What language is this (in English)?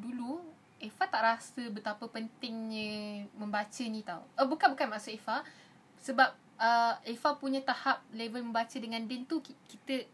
Malay